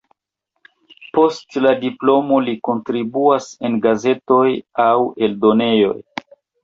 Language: Esperanto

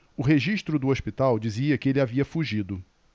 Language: Portuguese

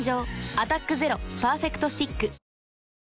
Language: Japanese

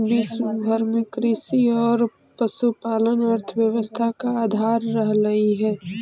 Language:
Magahi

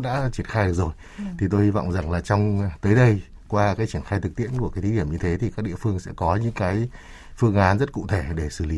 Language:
Vietnamese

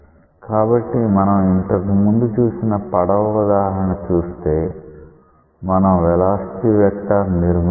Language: Telugu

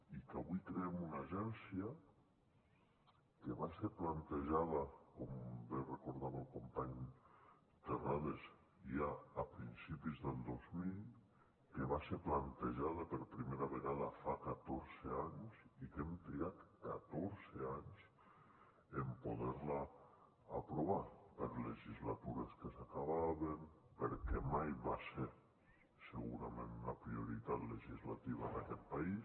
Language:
Catalan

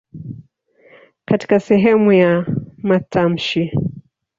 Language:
Swahili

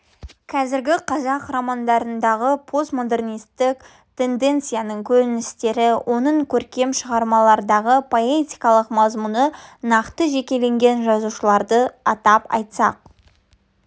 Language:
Kazakh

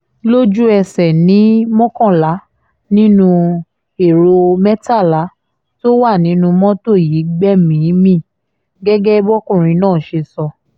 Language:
Yoruba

